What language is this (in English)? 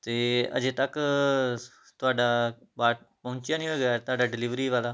Punjabi